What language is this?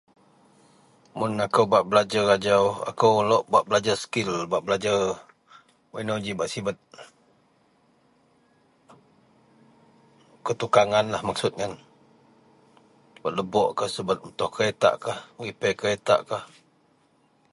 Central Melanau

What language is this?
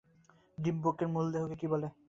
Bangla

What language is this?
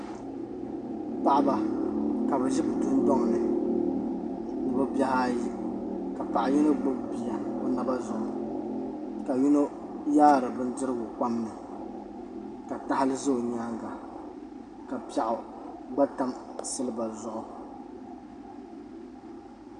Dagbani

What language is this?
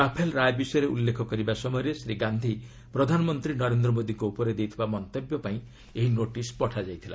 Odia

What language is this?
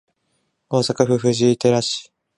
Japanese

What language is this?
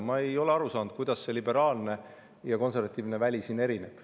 Estonian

